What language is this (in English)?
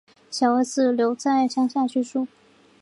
Chinese